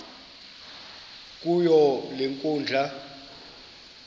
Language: Xhosa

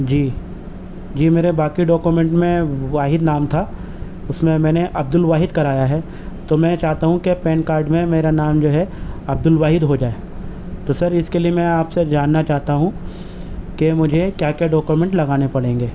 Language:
Urdu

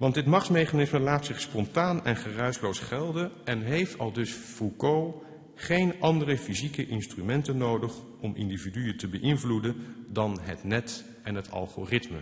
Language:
Dutch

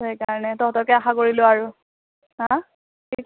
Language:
Assamese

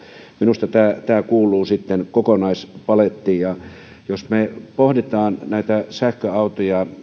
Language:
Finnish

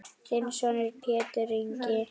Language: Icelandic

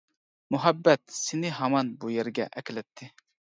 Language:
Uyghur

